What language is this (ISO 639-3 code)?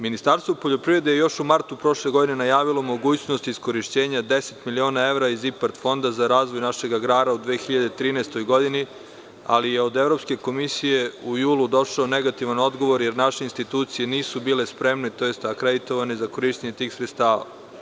srp